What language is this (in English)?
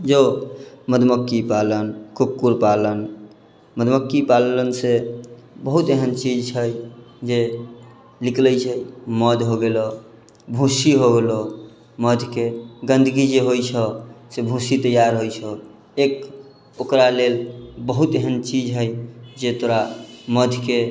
Maithili